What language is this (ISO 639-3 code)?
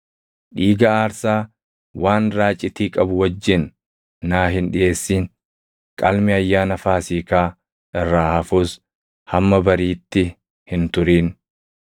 orm